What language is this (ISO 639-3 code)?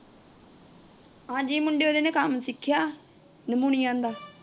pan